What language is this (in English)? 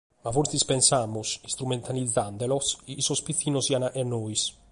Sardinian